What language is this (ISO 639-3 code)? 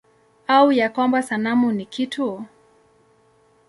swa